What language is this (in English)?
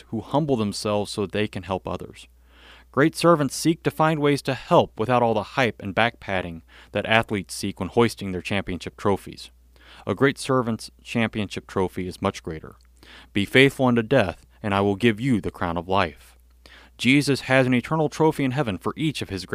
English